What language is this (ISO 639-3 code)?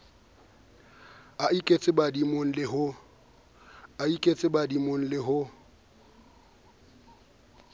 sot